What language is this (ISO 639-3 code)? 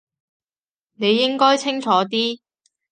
yue